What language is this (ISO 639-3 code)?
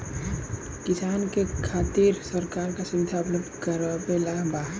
bho